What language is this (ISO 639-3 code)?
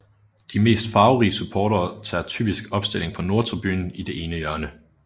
dan